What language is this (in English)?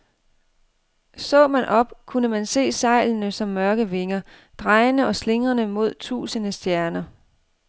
Danish